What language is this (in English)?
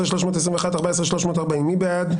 Hebrew